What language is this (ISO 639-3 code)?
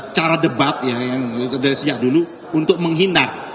ind